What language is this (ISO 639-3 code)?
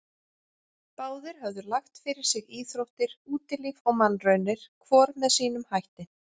isl